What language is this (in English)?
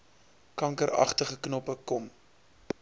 Afrikaans